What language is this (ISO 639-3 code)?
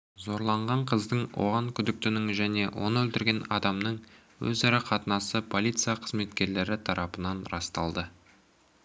kaz